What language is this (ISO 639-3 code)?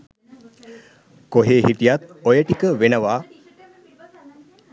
sin